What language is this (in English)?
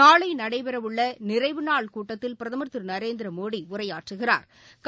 Tamil